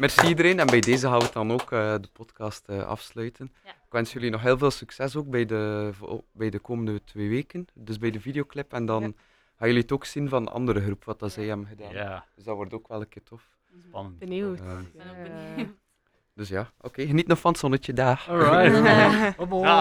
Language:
Dutch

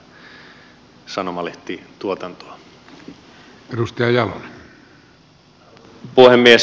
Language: Finnish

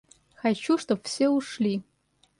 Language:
Russian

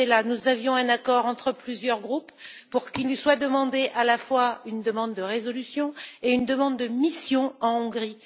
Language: French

